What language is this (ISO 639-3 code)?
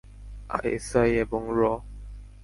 ben